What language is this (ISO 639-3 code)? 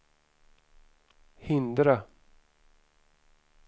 swe